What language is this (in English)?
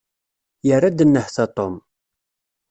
Kabyle